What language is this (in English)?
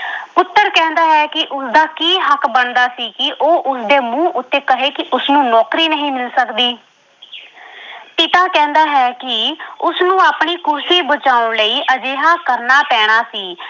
Punjabi